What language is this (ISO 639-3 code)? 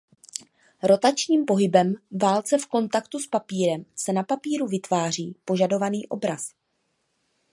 ces